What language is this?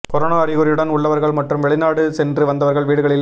Tamil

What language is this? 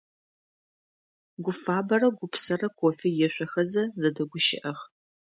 Adyghe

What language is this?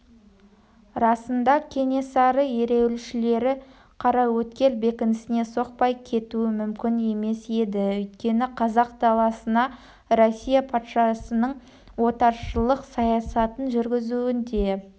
Kazakh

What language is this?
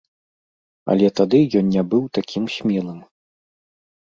Belarusian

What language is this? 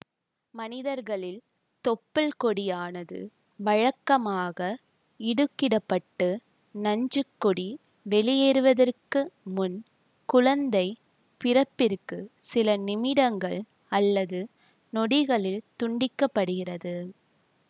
Tamil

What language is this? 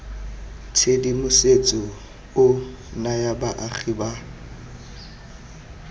Tswana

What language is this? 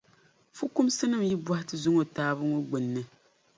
Dagbani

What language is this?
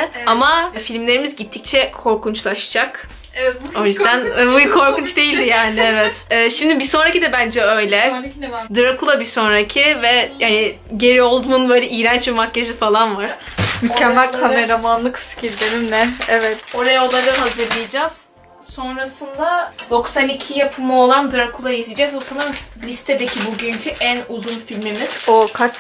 Turkish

